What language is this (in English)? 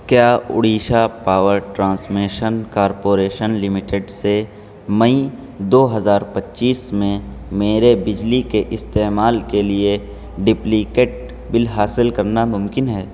Urdu